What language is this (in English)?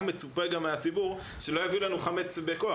Hebrew